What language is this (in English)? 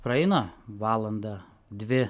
Lithuanian